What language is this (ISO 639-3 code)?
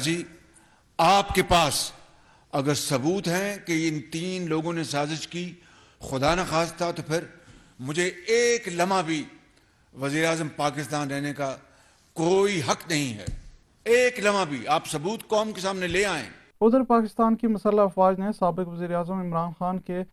urd